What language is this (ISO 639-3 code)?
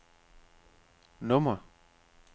dan